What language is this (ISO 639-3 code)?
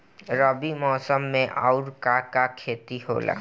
bho